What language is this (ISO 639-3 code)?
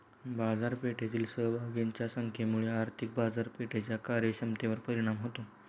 mar